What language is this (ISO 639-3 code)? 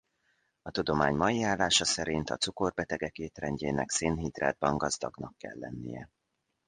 hun